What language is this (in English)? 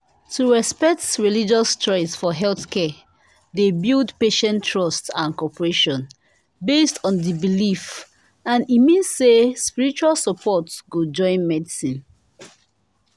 Nigerian Pidgin